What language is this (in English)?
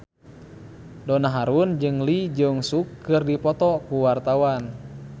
Sundanese